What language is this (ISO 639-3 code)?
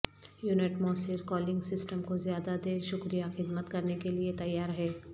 urd